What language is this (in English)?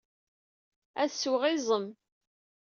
Kabyle